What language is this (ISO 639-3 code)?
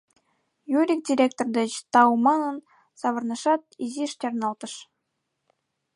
chm